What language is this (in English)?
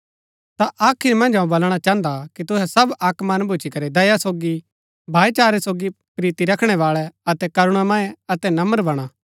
Gaddi